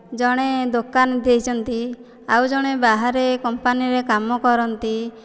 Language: Odia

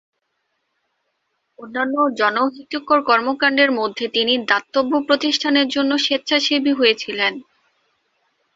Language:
Bangla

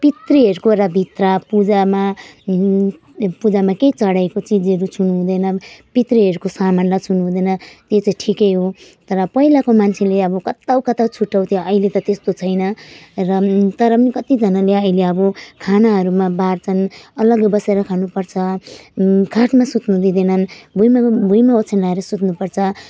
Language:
Nepali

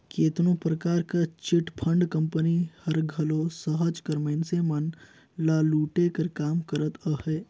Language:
Chhattisgarhi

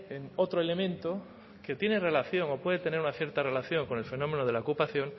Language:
Spanish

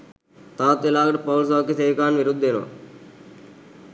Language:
Sinhala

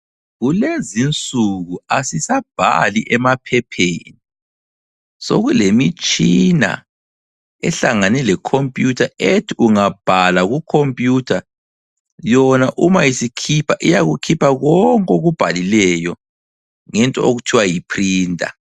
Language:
North Ndebele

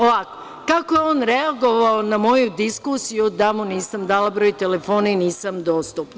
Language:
Serbian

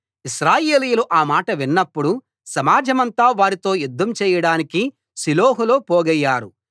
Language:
Telugu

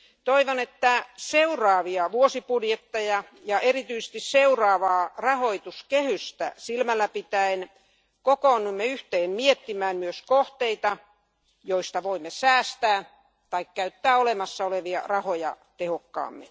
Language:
Finnish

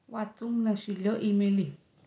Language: Konkani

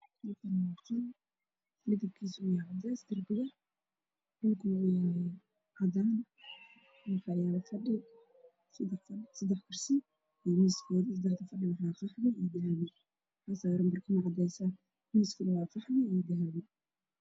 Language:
Somali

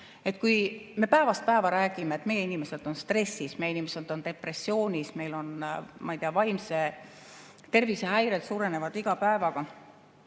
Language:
Estonian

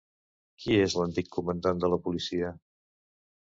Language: Catalan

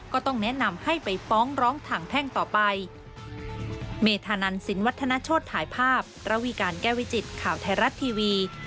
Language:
Thai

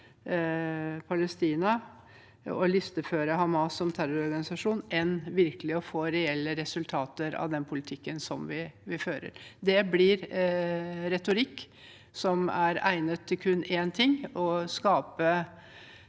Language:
Norwegian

